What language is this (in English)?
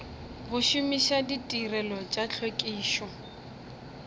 Northern Sotho